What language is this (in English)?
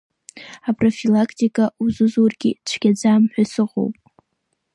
Abkhazian